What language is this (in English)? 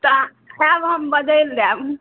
Maithili